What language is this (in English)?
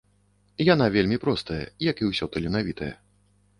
Belarusian